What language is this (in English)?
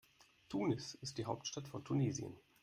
German